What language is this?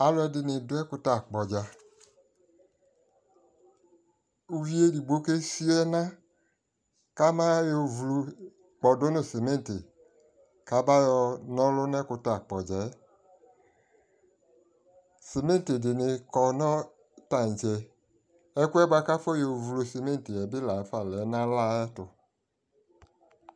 Ikposo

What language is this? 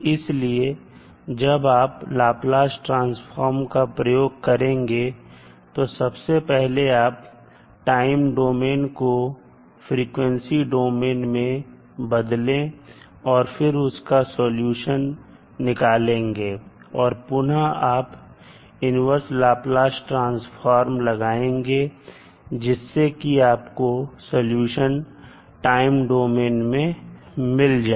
Hindi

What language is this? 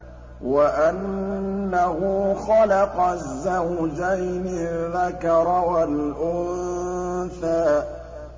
Arabic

